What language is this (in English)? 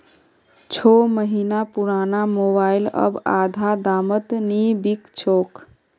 Magahi